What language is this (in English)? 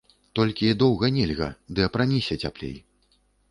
Belarusian